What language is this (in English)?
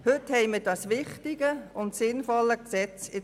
Swiss German